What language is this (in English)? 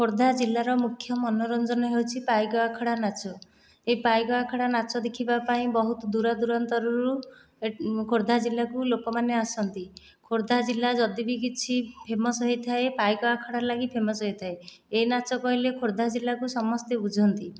Odia